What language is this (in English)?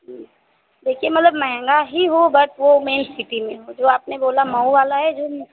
Hindi